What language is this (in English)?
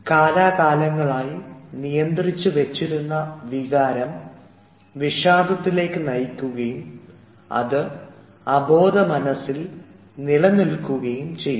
Malayalam